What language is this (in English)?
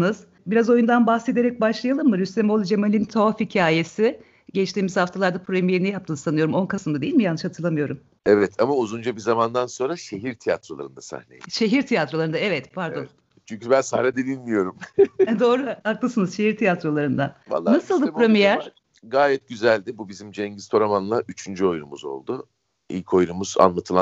Turkish